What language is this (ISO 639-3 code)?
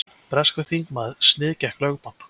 isl